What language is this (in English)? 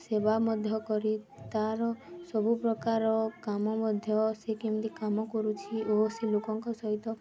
Odia